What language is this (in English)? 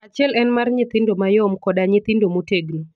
Luo (Kenya and Tanzania)